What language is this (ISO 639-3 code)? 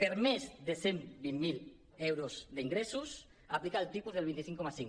cat